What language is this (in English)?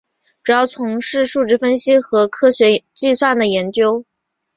Chinese